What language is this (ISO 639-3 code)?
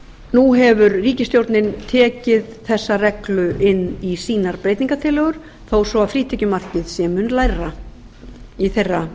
isl